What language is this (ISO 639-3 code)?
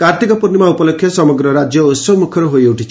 ori